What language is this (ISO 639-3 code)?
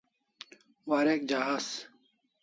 kls